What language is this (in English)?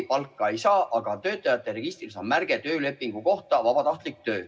Estonian